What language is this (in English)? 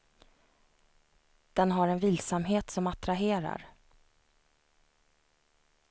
Swedish